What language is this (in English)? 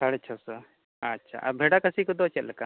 Santali